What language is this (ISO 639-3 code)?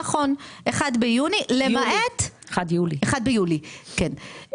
heb